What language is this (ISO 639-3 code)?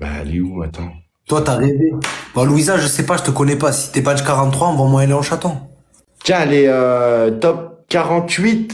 fra